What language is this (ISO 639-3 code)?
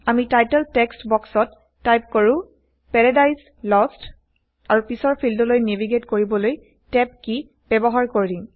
asm